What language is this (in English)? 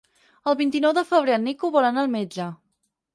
Catalan